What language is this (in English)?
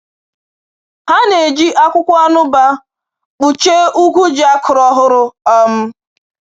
Igbo